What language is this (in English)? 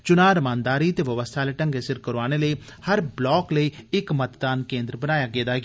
Dogri